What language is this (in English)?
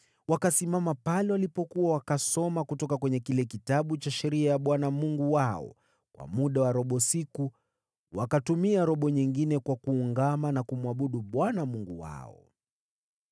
Swahili